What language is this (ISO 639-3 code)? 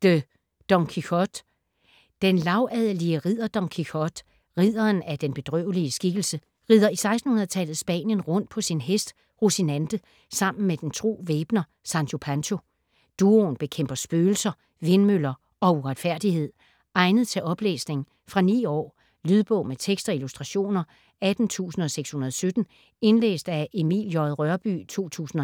dan